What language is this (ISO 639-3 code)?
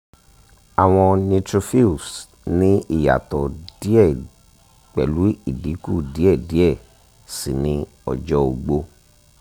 yor